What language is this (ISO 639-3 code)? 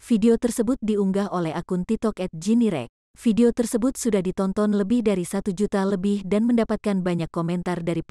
ind